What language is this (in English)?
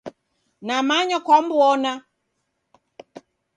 Taita